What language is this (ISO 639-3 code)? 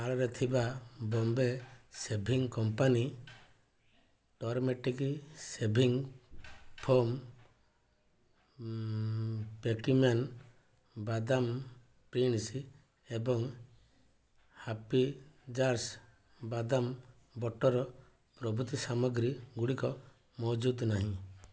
ori